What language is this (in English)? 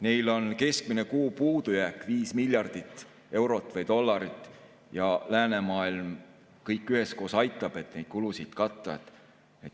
Estonian